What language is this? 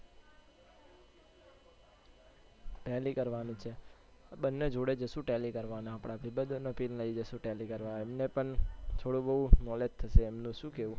Gujarati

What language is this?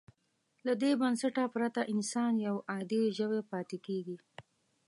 Pashto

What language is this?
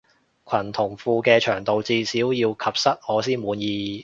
Cantonese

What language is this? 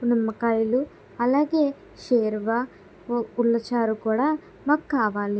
Telugu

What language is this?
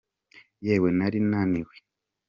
Kinyarwanda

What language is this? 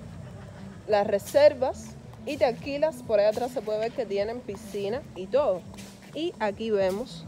Spanish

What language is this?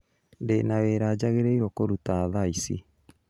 Kikuyu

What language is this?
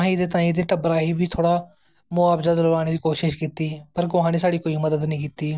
Dogri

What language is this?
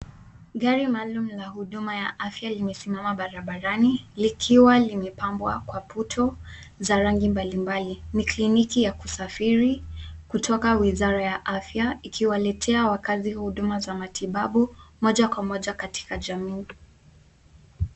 Swahili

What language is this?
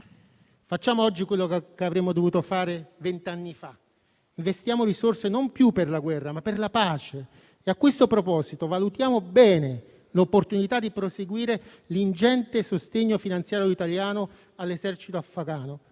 Italian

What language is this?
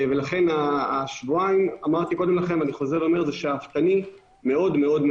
Hebrew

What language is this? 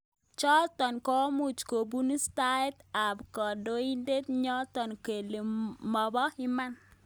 Kalenjin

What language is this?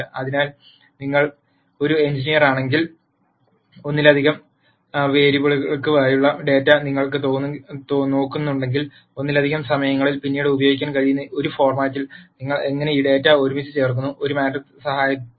Malayalam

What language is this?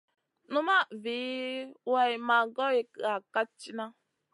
Masana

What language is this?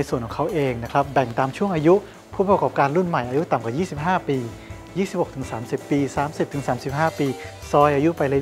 Thai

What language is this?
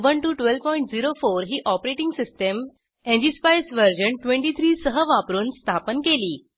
Marathi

